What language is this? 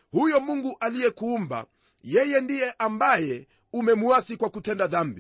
Swahili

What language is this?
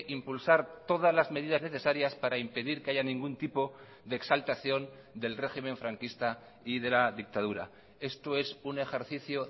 Spanish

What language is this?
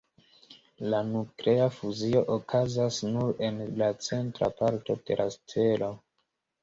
Esperanto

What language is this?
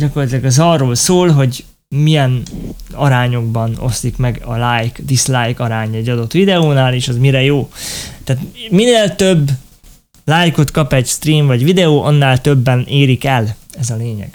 Hungarian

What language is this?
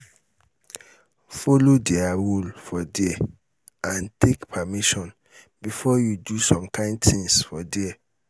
Nigerian Pidgin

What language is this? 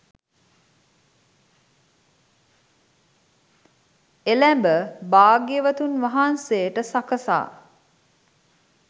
Sinhala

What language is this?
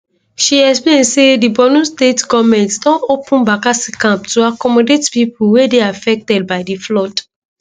Nigerian Pidgin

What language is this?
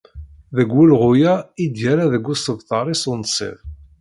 Kabyle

